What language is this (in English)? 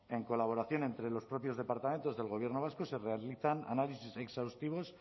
Spanish